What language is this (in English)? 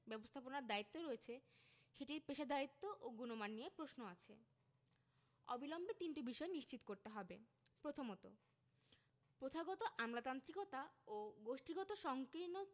Bangla